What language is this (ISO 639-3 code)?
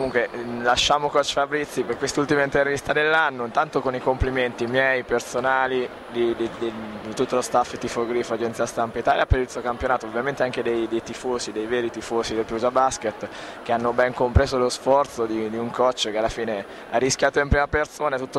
ita